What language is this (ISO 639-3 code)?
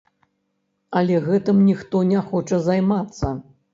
bel